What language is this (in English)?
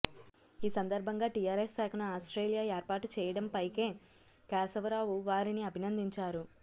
Telugu